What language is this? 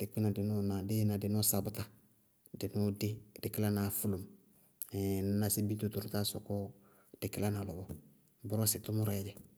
Bago-Kusuntu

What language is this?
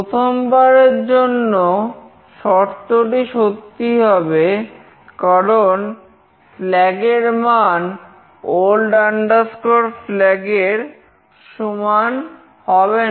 Bangla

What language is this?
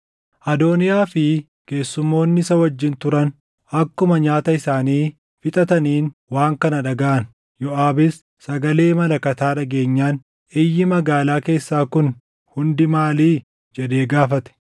Oromo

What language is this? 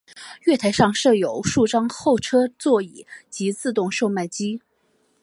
Chinese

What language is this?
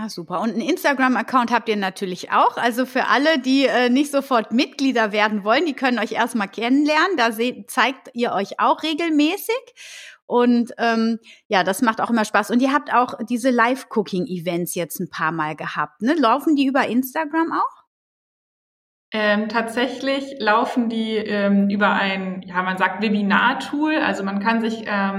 German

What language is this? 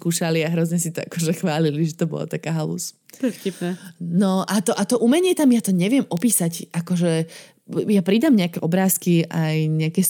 Slovak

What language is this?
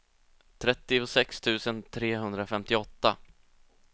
Swedish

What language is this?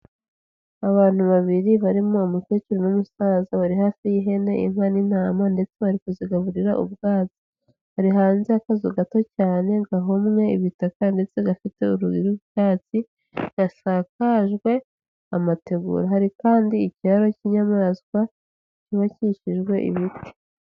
Kinyarwanda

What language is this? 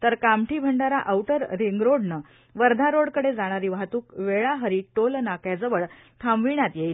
Marathi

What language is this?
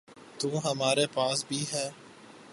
Urdu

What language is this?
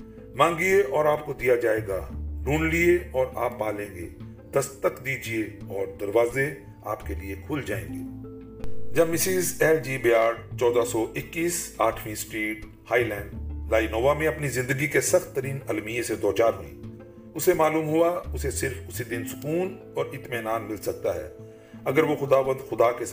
Urdu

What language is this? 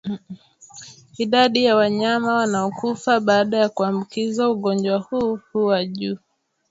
Swahili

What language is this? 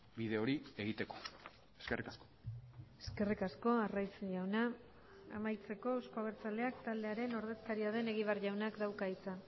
Basque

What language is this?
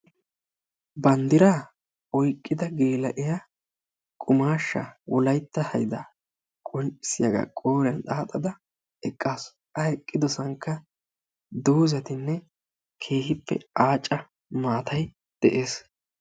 Wolaytta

